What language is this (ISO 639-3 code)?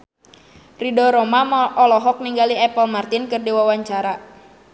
sun